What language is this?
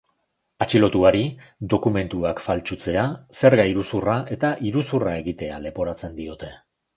Basque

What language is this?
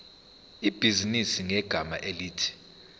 Zulu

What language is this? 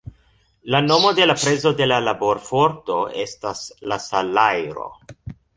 Esperanto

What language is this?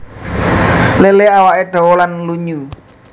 Javanese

